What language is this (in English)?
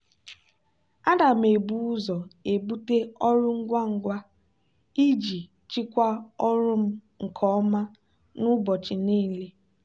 Igbo